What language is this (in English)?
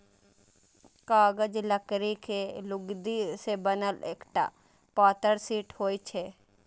Maithili